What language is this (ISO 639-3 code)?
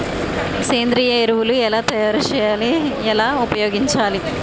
tel